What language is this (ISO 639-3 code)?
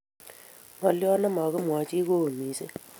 kln